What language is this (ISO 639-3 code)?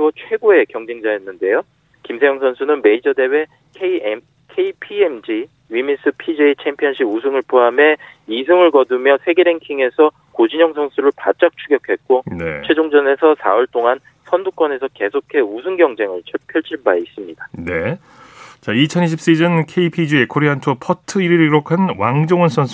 kor